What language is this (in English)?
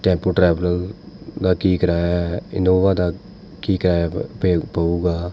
Punjabi